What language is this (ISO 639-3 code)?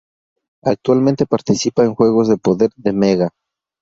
spa